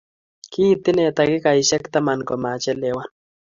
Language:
Kalenjin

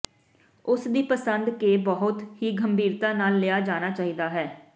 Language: Punjabi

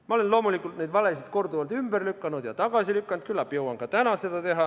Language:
Estonian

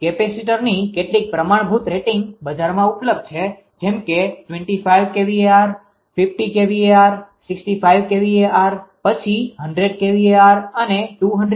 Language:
Gujarati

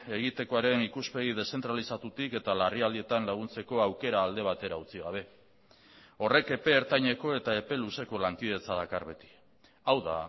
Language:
Basque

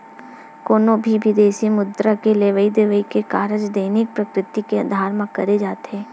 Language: Chhattisgarhi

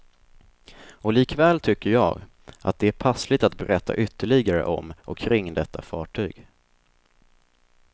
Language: Swedish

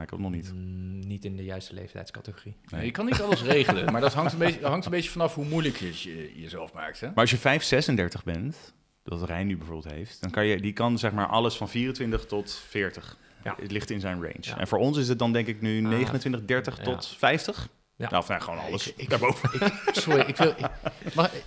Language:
Dutch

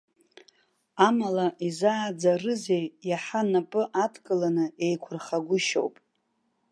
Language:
Abkhazian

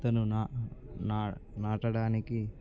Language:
Telugu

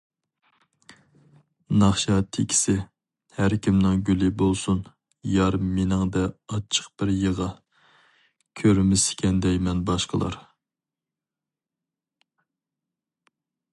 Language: Uyghur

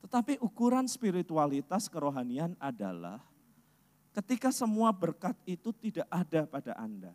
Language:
Indonesian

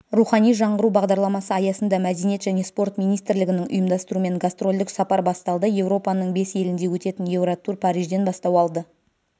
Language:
Kazakh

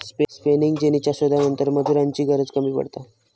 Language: Marathi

